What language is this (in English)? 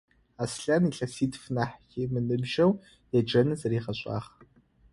Adyghe